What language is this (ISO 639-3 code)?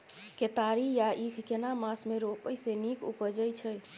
mai